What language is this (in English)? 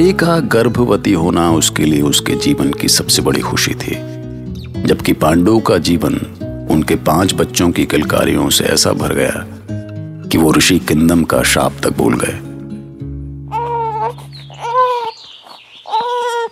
Hindi